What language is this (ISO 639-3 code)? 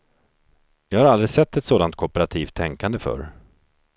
swe